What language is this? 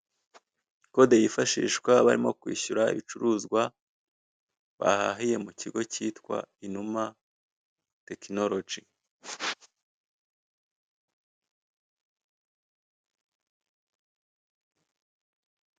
Kinyarwanda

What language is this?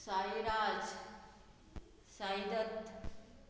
Konkani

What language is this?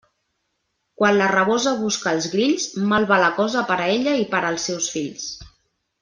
Catalan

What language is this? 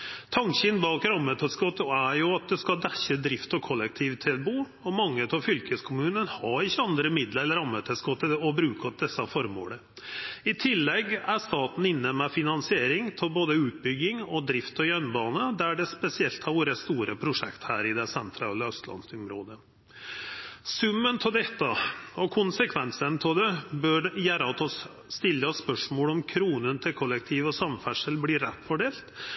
Norwegian Nynorsk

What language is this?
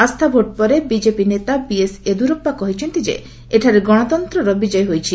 Odia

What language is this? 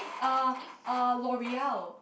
English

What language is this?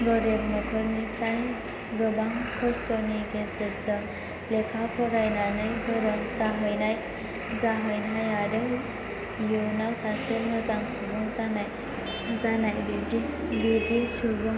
Bodo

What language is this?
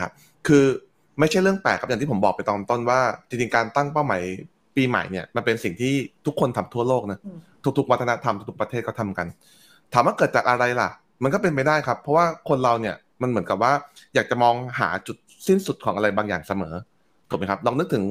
Thai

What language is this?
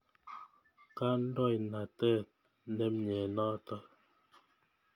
Kalenjin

